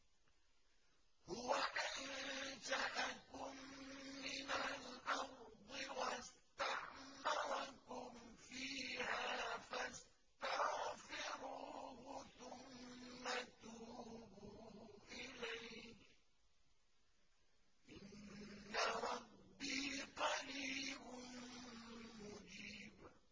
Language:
Arabic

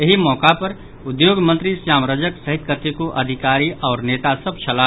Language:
Maithili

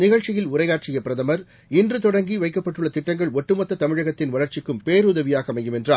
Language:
Tamil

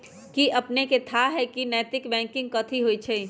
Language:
Magahi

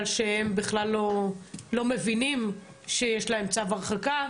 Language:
Hebrew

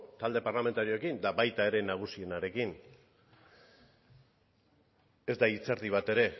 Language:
Basque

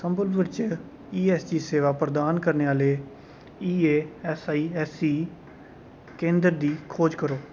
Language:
Dogri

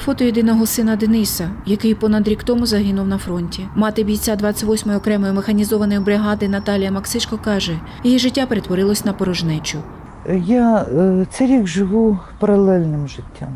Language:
Ukrainian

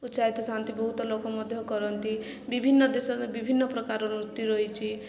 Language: Odia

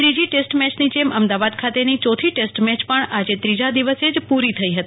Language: Gujarati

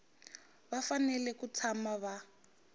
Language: Tsonga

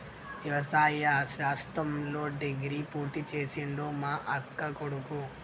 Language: Telugu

